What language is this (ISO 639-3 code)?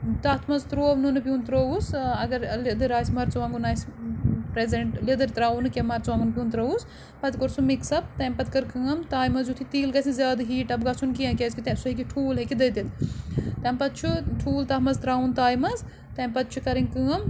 kas